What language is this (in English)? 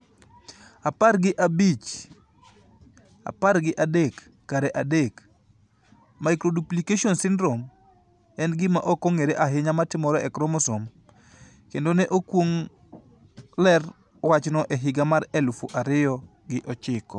Luo (Kenya and Tanzania)